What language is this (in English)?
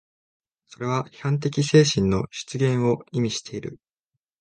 Japanese